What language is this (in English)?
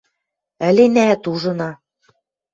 Western Mari